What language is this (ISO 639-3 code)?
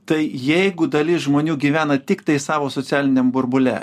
lit